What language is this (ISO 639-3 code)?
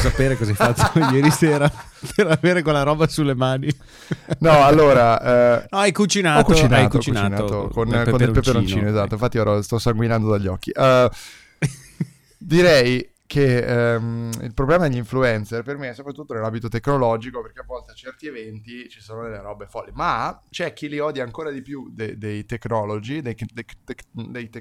ita